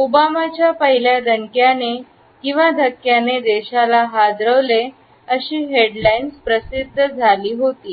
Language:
Marathi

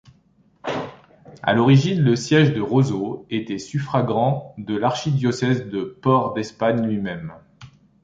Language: French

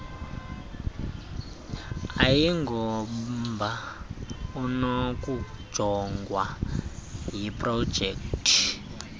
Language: Xhosa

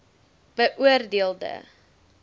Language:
Afrikaans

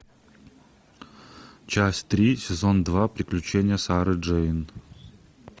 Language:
Russian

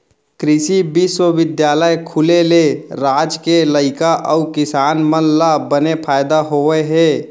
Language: Chhattisgarhi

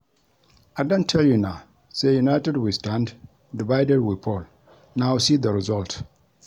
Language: Nigerian Pidgin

